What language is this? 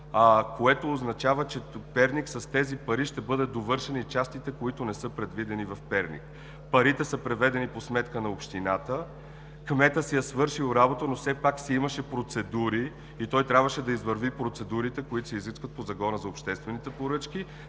Bulgarian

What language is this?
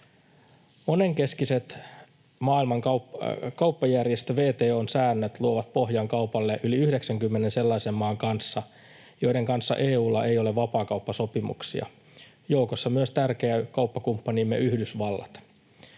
Finnish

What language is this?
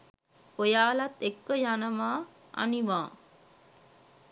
Sinhala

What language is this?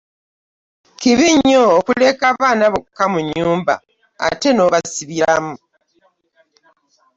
Ganda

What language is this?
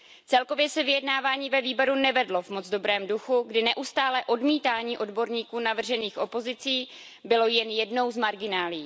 Czech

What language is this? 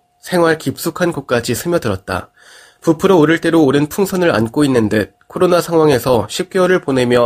Korean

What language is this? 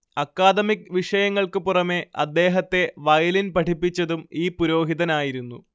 Malayalam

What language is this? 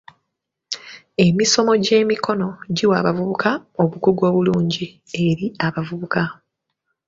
Ganda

